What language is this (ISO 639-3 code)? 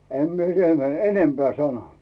fin